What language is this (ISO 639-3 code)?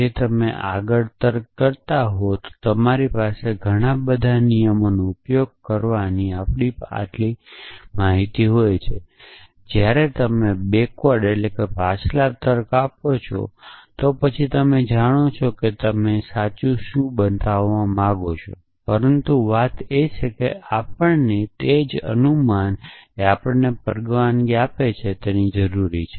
guj